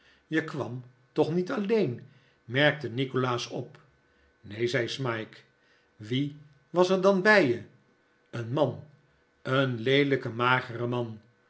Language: Dutch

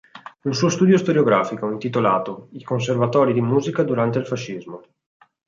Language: Italian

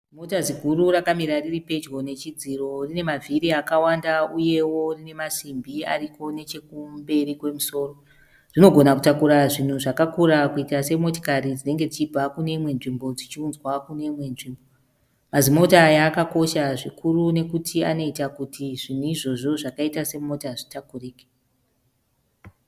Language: Shona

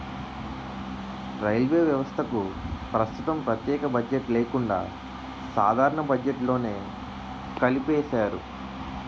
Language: Telugu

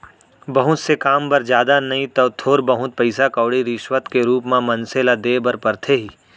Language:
Chhattisgarhi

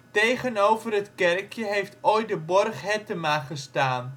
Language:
Dutch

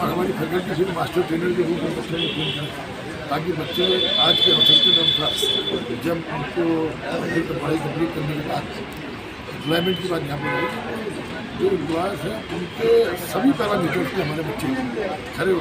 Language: Hindi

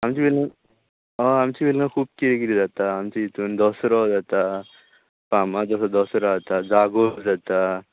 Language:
Konkani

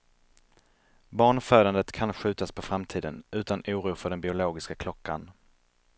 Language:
Swedish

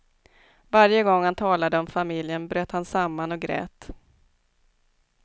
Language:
Swedish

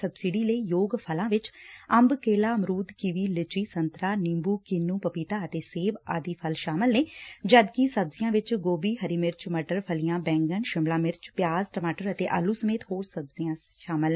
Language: Punjabi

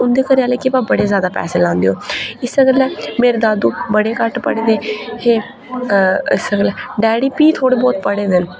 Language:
Dogri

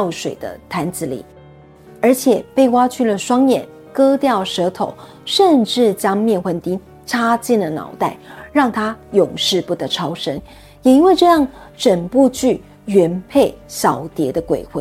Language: Chinese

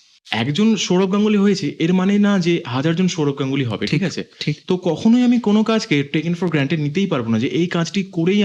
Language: Bangla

